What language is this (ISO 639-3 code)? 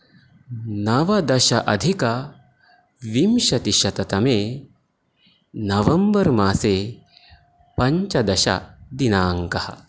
san